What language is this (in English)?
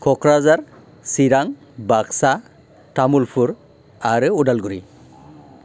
Bodo